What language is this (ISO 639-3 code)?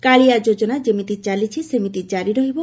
ori